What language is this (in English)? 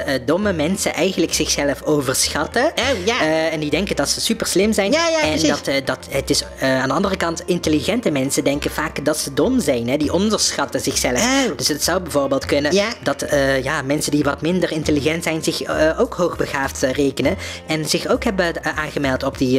Dutch